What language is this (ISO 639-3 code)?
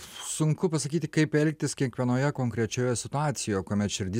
lit